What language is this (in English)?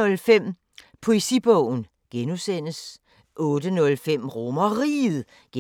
Danish